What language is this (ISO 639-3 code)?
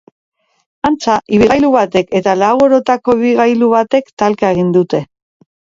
eus